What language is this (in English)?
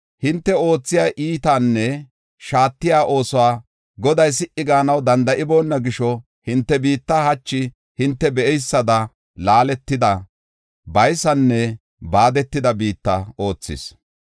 Gofa